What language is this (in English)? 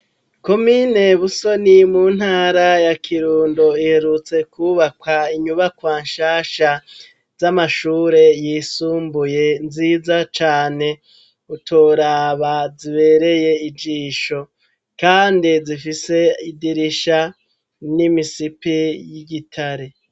Rundi